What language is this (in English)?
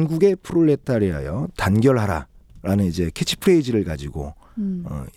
Korean